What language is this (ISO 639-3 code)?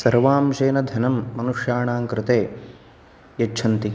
san